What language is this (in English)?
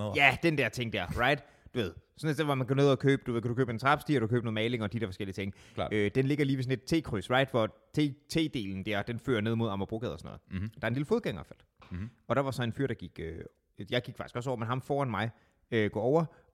Danish